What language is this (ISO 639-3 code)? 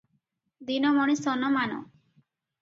ori